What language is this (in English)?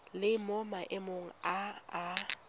Tswana